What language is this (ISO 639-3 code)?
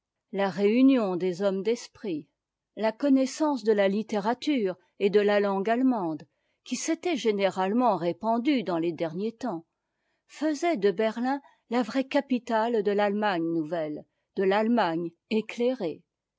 fra